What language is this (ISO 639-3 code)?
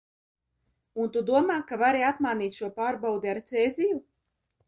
lav